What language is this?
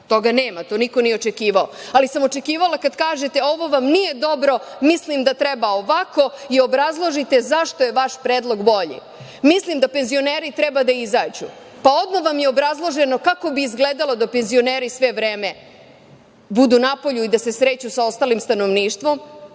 Serbian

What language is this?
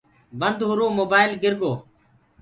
Gurgula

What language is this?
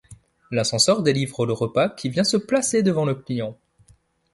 French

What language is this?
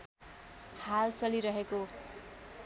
Nepali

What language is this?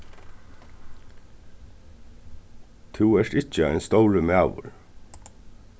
Faroese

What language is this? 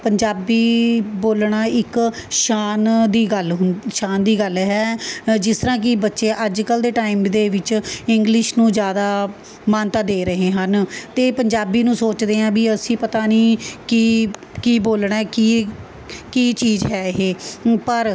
Punjabi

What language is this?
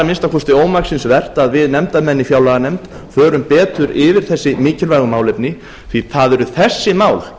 Icelandic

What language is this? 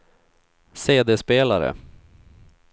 Swedish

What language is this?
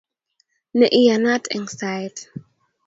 Kalenjin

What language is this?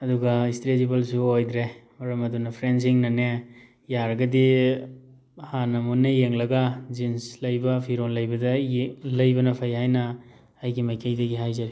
Manipuri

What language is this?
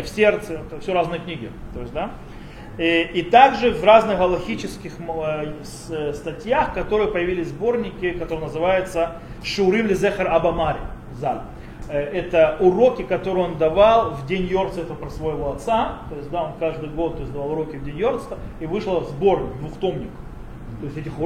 Russian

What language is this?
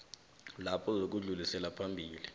South Ndebele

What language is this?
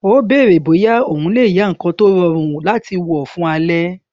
Yoruba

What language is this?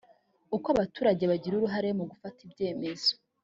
Kinyarwanda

